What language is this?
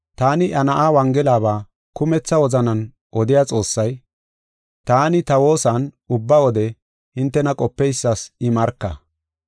Gofa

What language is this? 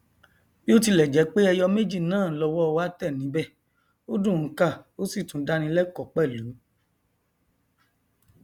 Yoruba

